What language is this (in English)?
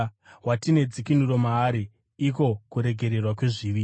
Shona